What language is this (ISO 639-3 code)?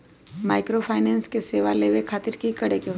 mag